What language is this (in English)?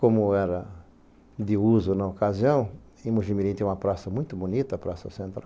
Portuguese